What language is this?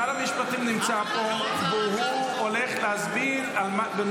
Hebrew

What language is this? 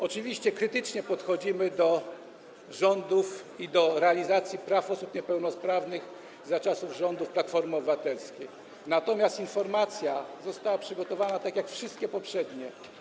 Polish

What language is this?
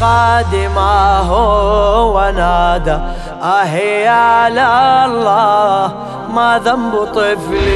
Arabic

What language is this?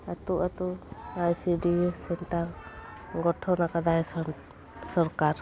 Santali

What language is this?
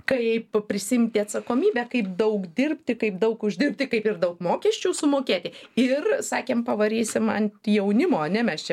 Lithuanian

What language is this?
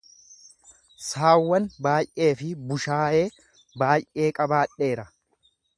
Oromo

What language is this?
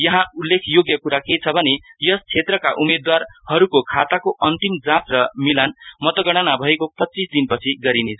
Nepali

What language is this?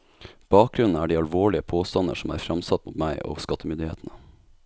Norwegian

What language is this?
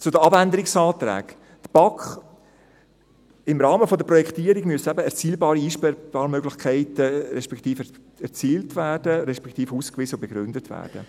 Swiss German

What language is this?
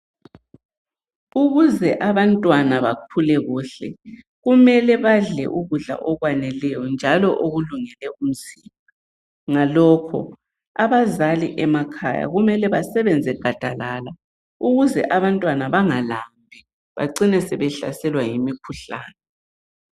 North Ndebele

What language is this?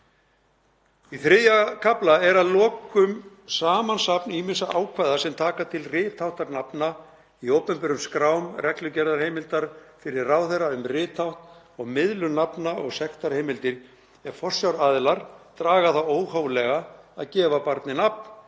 Icelandic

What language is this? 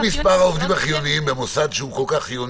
Hebrew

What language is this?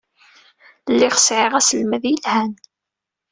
Kabyle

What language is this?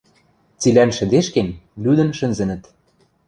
Western Mari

